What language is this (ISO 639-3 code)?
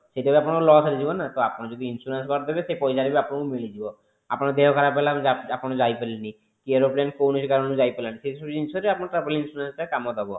ori